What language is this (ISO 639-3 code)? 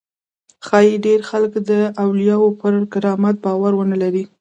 pus